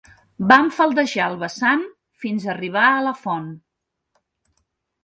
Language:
Catalan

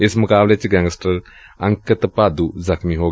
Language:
Punjabi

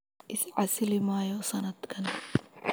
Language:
Somali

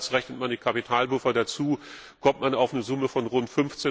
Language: German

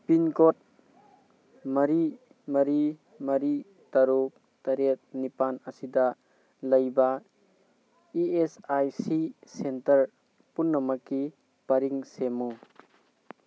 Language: Manipuri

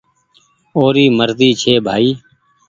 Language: Goaria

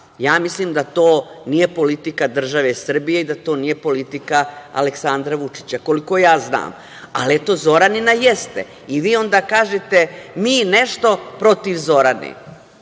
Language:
Serbian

